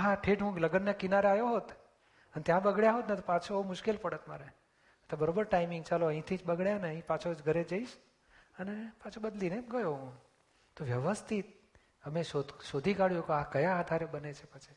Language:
Gujarati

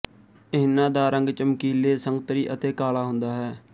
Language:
Punjabi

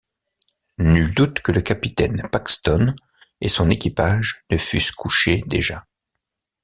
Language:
French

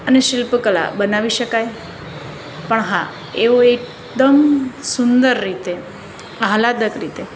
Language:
Gujarati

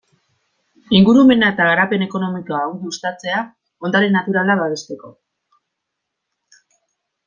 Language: Basque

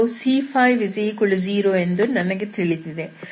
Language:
Kannada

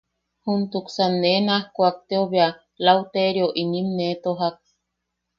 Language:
Yaqui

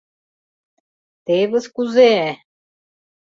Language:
Mari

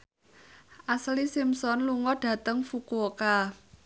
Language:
Javanese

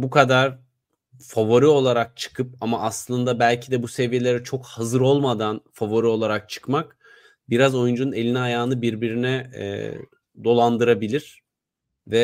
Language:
Turkish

